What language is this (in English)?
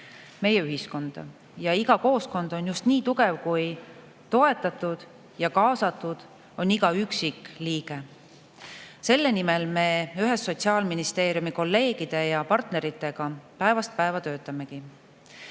Estonian